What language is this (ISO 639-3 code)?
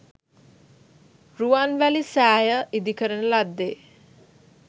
sin